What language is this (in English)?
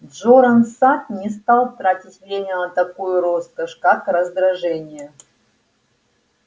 Russian